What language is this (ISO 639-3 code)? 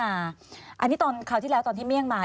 tha